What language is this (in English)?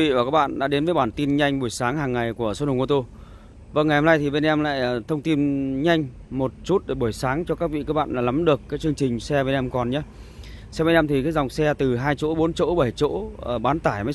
Vietnamese